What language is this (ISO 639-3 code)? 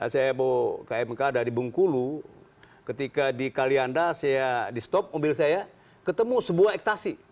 ind